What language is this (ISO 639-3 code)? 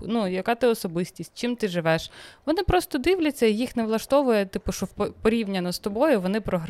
ukr